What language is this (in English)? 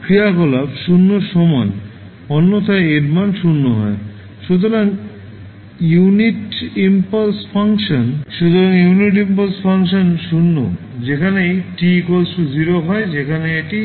Bangla